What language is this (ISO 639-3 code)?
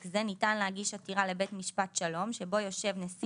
heb